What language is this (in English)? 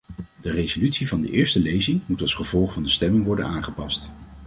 Dutch